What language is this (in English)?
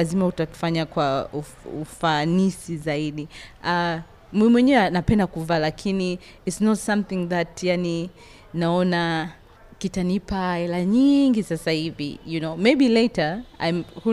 Swahili